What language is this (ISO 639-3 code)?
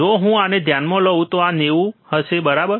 guj